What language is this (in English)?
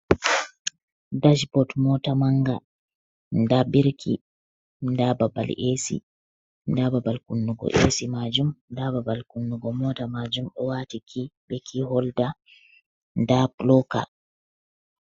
Fula